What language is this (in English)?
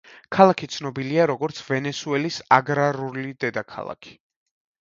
Georgian